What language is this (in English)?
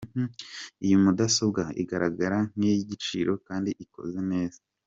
Kinyarwanda